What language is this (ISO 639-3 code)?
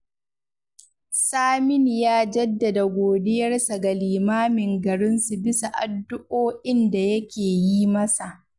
hau